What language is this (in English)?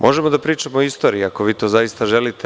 Serbian